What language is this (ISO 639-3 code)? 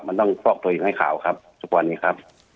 tha